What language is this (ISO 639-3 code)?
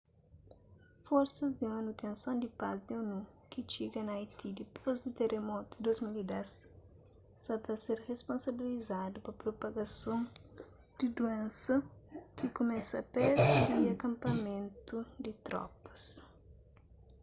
kea